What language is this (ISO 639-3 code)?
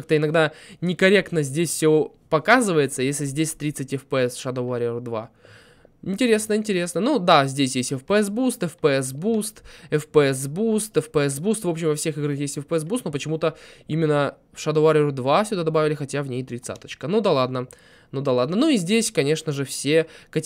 rus